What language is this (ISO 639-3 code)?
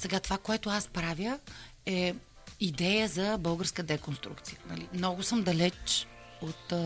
bul